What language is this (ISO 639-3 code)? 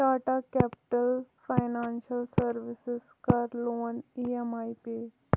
kas